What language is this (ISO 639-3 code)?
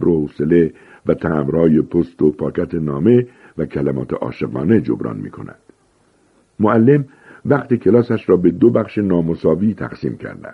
fas